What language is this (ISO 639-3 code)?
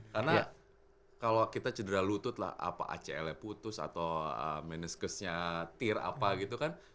ind